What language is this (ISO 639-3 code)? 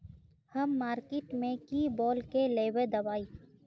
mag